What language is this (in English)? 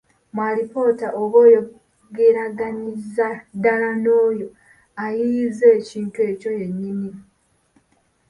Ganda